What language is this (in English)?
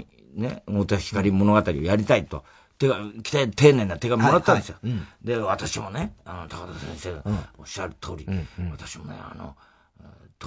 Japanese